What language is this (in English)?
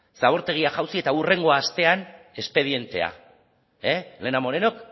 Basque